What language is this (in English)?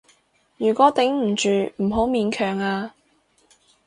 Cantonese